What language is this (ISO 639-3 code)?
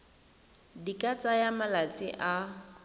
tsn